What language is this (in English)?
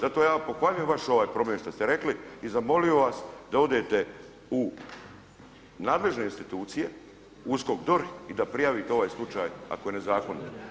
Croatian